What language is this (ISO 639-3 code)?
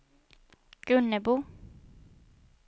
swe